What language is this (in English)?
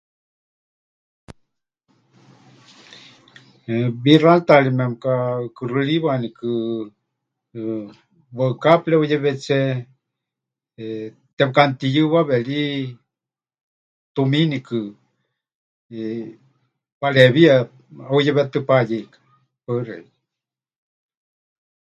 Huichol